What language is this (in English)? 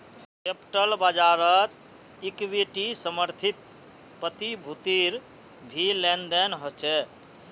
Magahi